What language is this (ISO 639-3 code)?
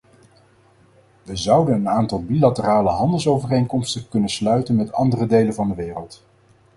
nld